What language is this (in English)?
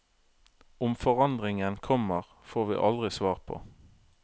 Norwegian